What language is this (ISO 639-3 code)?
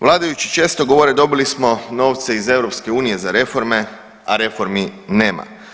hrv